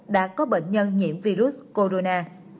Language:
Vietnamese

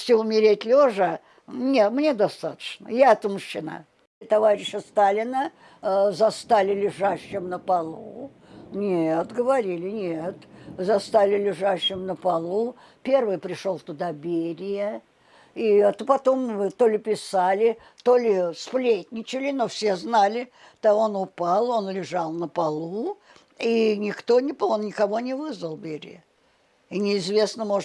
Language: Russian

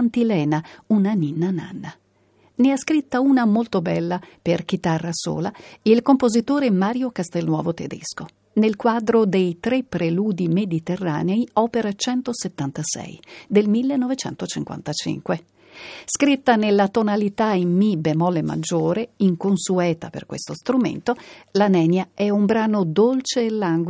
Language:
Italian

